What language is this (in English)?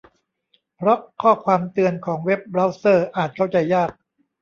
Thai